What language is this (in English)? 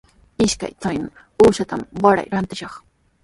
Sihuas Ancash Quechua